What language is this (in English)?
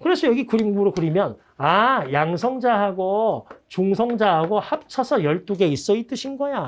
Korean